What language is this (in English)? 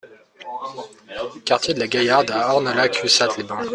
French